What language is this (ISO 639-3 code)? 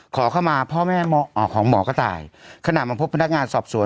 tha